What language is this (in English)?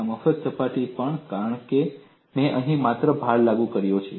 Gujarati